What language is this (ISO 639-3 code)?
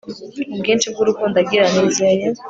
kin